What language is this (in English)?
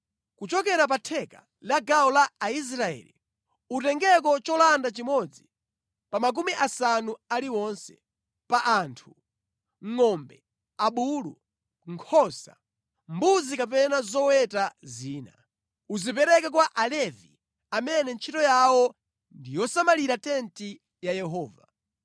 Nyanja